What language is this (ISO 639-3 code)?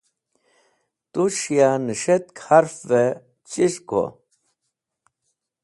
wbl